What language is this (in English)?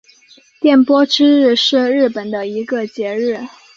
Chinese